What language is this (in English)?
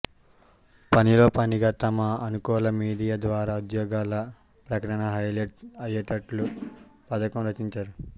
Telugu